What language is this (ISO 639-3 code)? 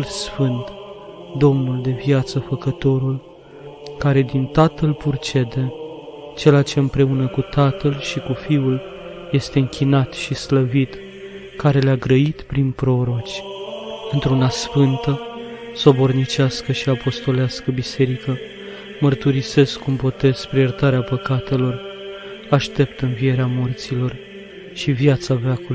ron